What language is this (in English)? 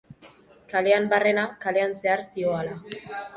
Basque